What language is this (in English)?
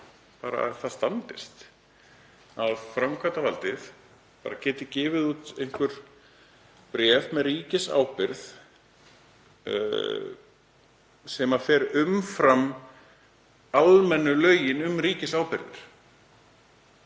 Icelandic